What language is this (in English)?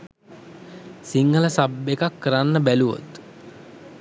Sinhala